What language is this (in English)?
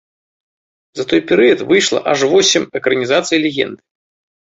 Belarusian